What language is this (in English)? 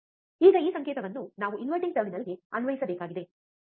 Kannada